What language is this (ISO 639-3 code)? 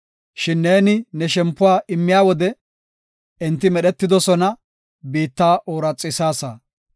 gof